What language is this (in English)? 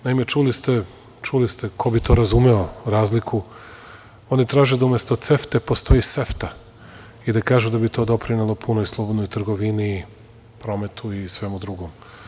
Serbian